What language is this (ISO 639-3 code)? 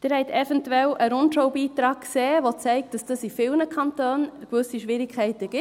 gsw